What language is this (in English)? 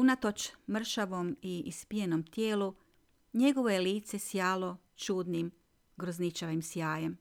Croatian